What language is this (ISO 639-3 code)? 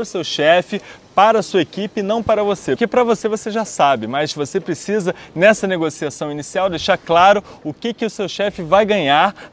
por